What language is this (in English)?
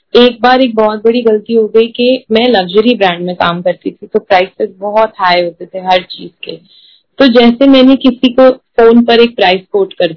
Hindi